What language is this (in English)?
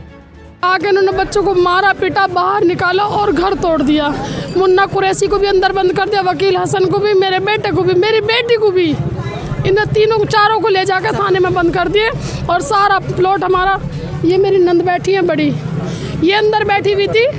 Hindi